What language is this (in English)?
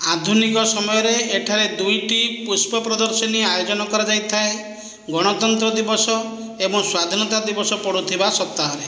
Odia